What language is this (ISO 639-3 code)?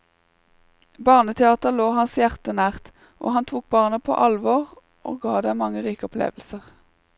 nor